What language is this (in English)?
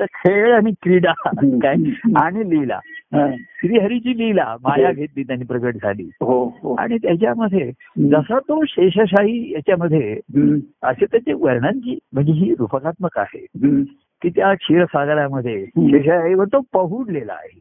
Marathi